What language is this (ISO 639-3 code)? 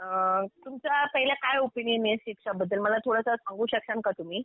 mar